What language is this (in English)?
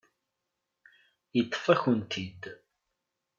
Kabyle